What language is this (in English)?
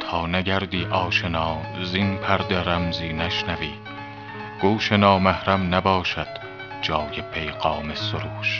Persian